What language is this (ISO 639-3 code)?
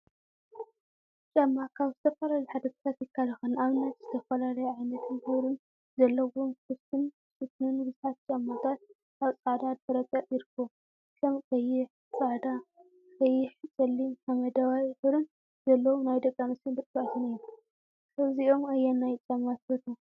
tir